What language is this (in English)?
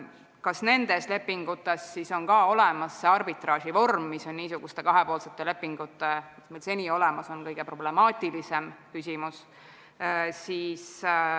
Estonian